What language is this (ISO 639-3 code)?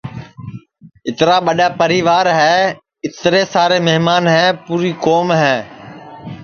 ssi